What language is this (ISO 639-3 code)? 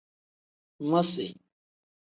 kdh